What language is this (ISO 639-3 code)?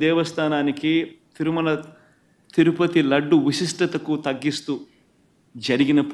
tel